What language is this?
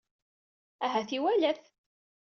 Kabyle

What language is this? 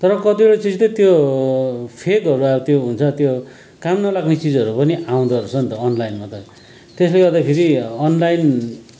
Nepali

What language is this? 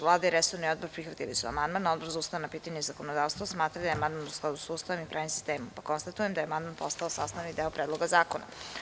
Serbian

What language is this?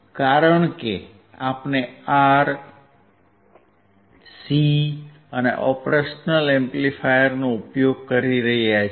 Gujarati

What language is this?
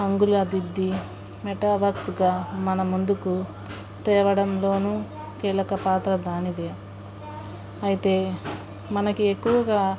Telugu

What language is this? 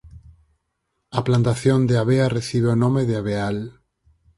Galician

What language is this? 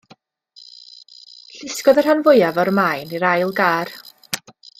Welsh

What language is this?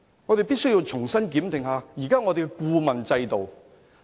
Cantonese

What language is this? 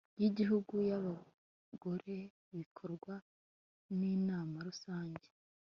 Kinyarwanda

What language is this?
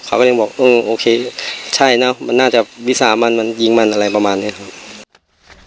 Thai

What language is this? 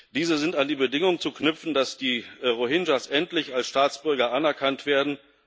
German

